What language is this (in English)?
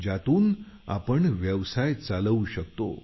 Marathi